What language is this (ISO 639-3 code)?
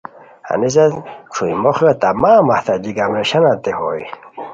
khw